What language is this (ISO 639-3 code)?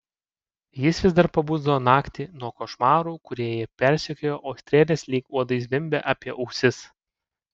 lit